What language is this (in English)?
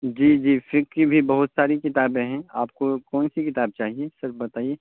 Urdu